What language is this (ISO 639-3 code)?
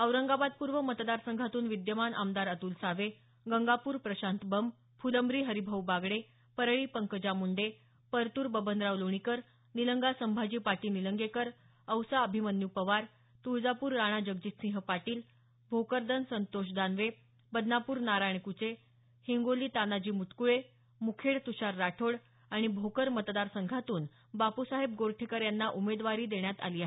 mar